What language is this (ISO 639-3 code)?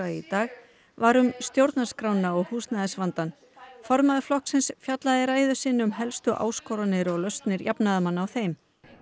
isl